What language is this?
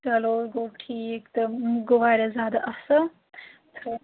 Kashmiri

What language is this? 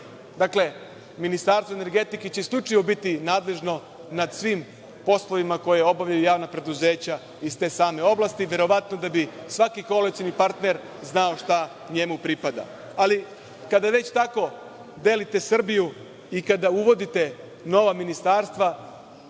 Serbian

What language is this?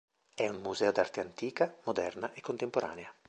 Italian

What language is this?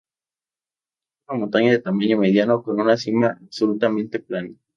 Spanish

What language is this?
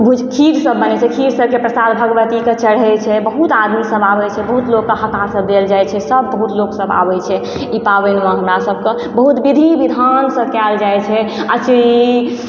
Maithili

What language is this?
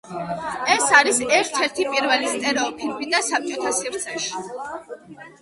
Georgian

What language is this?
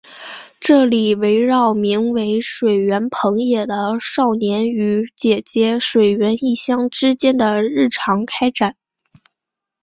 Chinese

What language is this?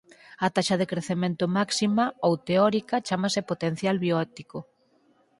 Galician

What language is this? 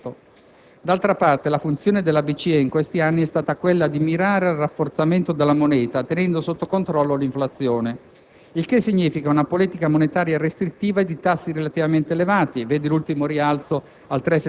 Italian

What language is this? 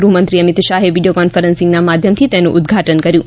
Gujarati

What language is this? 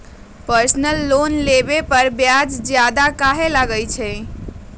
Magahi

